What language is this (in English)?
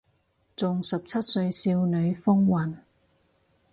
Cantonese